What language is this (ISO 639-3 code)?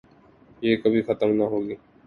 urd